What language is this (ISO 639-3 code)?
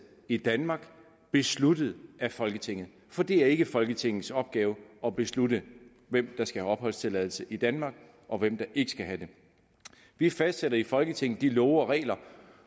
dan